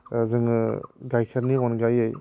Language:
Bodo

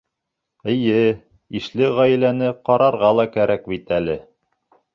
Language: Bashkir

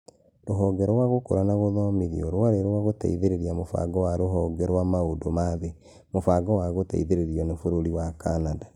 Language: Kikuyu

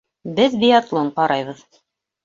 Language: Bashkir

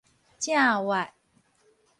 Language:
Min Nan Chinese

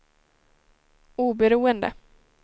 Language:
Swedish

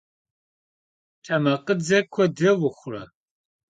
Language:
Kabardian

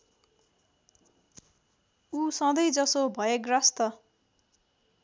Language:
Nepali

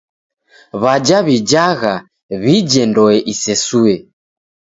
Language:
Taita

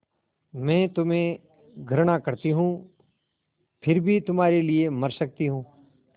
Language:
Hindi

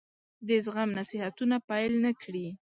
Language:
Pashto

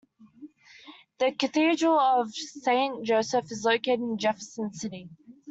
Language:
English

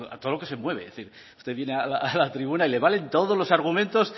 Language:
Spanish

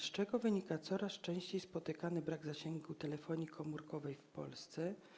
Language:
Polish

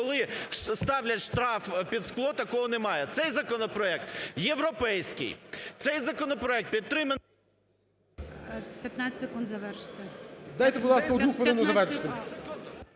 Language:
Ukrainian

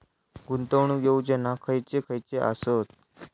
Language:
Marathi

